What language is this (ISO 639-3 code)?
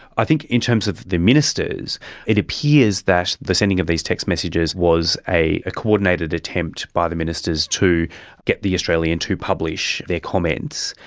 eng